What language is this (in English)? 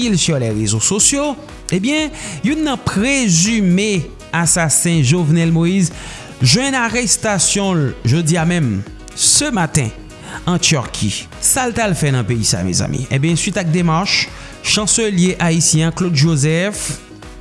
French